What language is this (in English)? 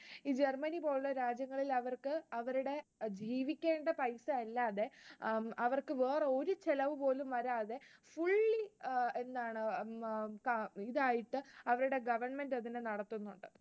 Malayalam